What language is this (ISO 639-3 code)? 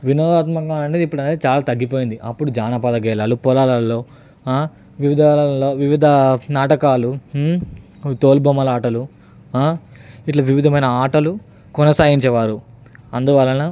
tel